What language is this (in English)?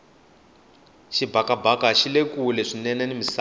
Tsonga